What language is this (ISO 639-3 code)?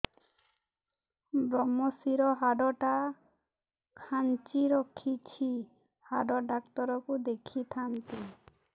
ori